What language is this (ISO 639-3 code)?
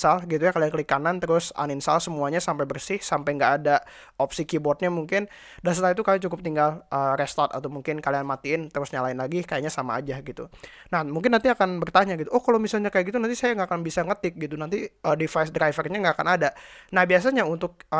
ind